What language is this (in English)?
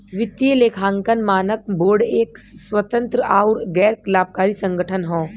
Bhojpuri